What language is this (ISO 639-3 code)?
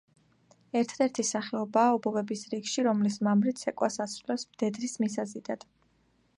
kat